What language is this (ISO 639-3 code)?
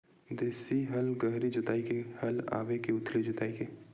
hne